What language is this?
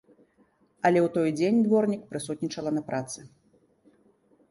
Belarusian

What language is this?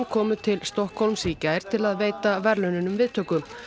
Icelandic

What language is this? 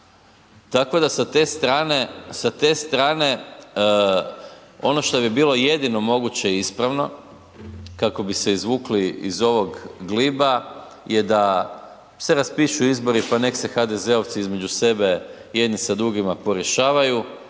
Croatian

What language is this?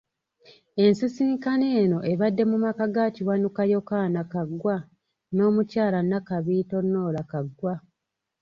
Ganda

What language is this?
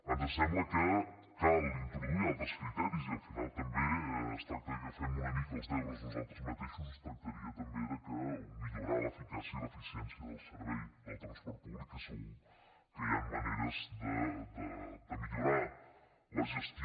Catalan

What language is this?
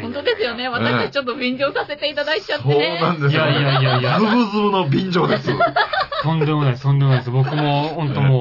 Japanese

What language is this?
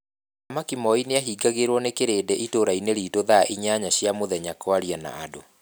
Kikuyu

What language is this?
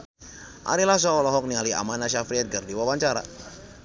Sundanese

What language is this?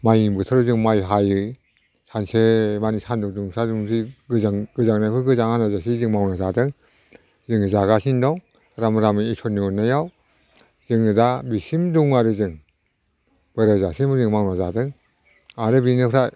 Bodo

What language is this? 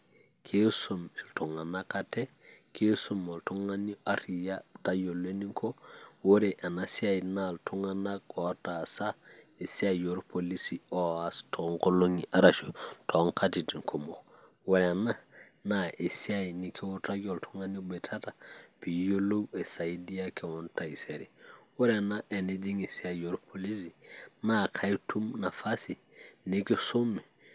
Masai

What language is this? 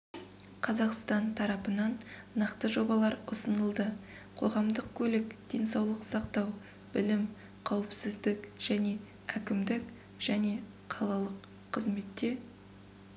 Kazakh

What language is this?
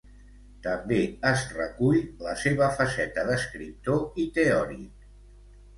Catalan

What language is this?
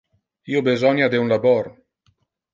Interlingua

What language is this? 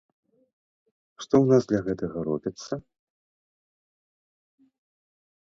Belarusian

